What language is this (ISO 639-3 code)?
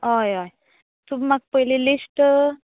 kok